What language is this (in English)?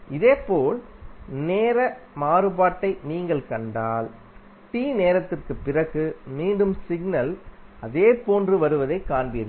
Tamil